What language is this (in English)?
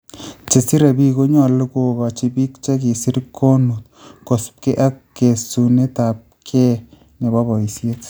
Kalenjin